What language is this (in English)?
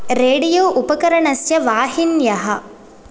Sanskrit